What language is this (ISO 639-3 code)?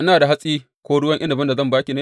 hau